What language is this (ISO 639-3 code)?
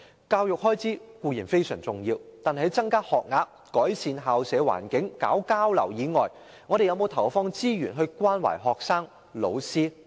yue